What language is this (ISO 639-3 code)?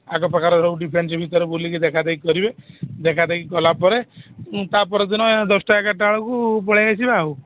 ori